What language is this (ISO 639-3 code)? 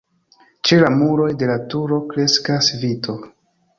epo